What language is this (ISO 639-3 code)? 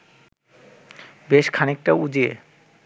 ben